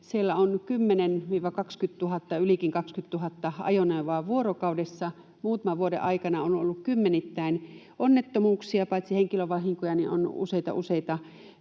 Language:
Finnish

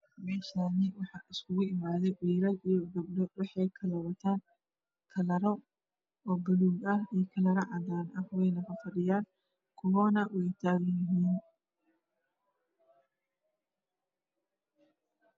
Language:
Somali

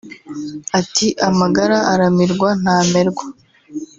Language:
Kinyarwanda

